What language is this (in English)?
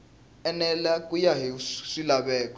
Tsonga